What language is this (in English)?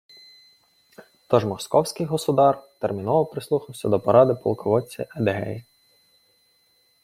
Ukrainian